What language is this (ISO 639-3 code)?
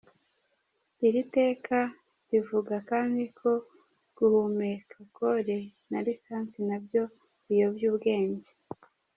kin